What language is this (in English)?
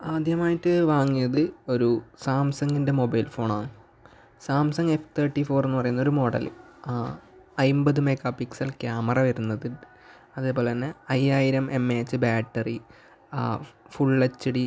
Malayalam